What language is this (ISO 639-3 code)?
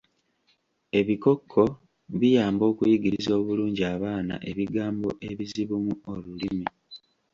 lug